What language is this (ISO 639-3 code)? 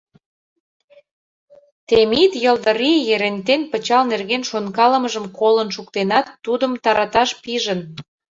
chm